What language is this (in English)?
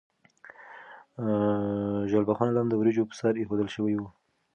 Pashto